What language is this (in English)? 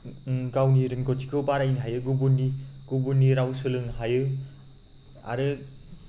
Bodo